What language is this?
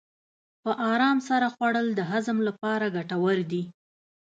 Pashto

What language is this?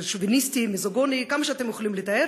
Hebrew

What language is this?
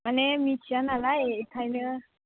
Bodo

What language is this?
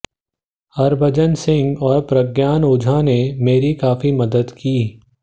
Hindi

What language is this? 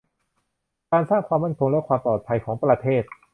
Thai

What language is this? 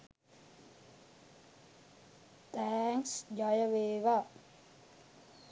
Sinhala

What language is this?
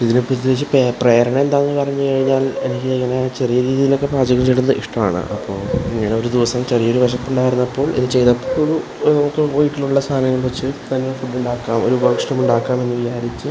Malayalam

